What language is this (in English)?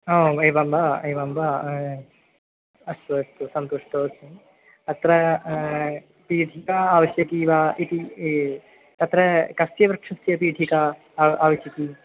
Sanskrit